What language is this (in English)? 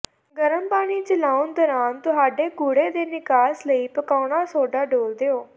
Punjabi